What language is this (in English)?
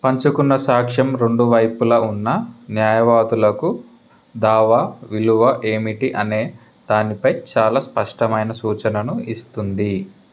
Telugu